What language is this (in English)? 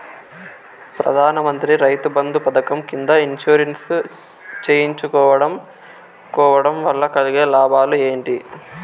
Telugu